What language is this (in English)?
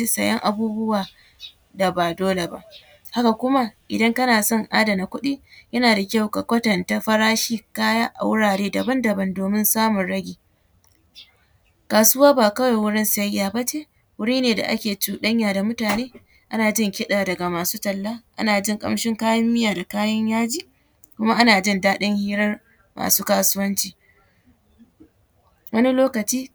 Hausa